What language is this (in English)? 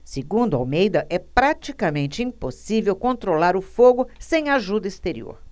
Portuguese